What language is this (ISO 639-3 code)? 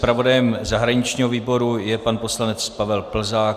ces